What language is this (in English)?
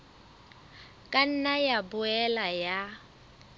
Southern Sotho